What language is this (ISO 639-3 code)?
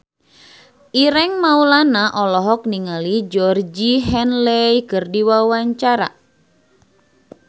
sun